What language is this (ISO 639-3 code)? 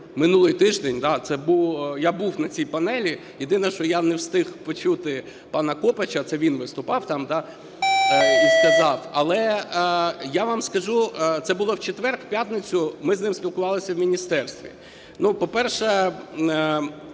ukr